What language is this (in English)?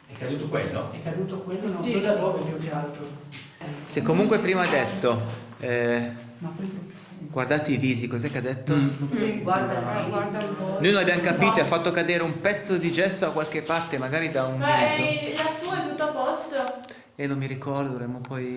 Italian